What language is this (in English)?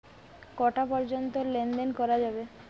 Bangla